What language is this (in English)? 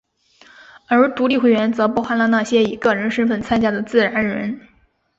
Chinese